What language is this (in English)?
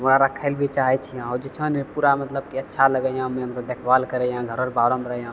Maithili